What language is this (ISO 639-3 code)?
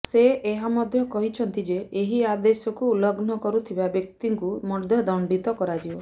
ori